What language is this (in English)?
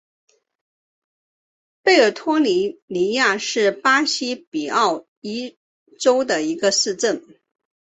Chinese